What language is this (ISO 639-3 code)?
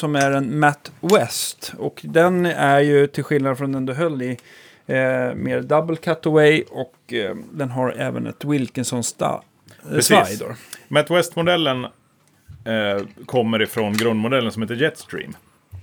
swe